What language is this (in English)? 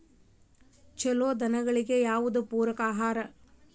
Kannada